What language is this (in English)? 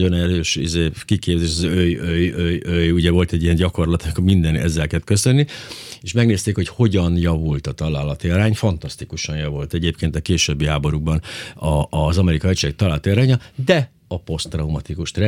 Hungarian